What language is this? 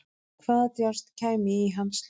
Icelandic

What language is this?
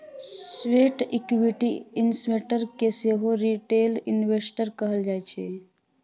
Maithili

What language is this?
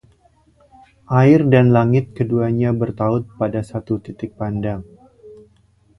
Indonesian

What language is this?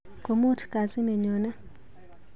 Kalenjin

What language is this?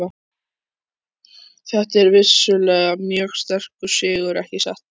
Icelandic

